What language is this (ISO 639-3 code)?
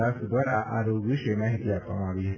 guj